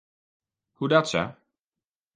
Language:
Western Frisian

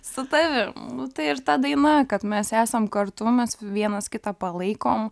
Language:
Lithuanian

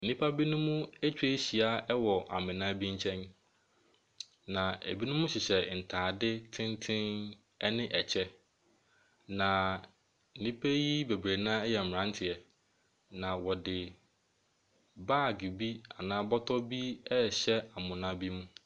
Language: Akan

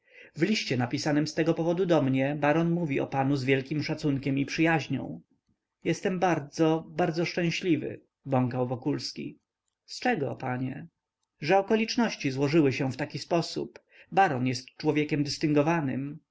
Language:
Polish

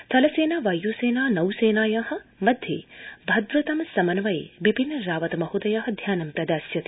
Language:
Sanskrit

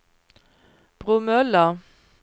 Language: Swedish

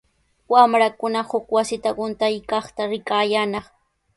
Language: Sihuas Ancash Quechua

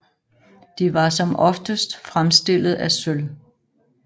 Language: Danish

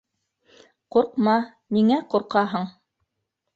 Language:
Bashkir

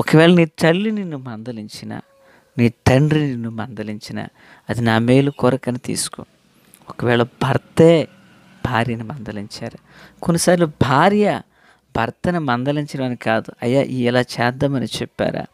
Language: Telugu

